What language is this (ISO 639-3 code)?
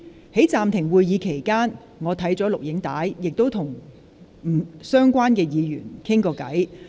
yue